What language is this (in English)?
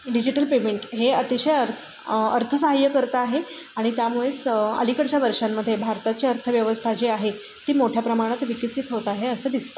Marathi